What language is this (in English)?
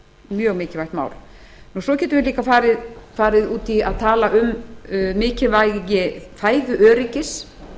Icelandic